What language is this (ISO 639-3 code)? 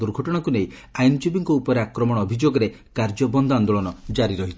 ori